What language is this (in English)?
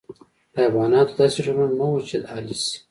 Pashto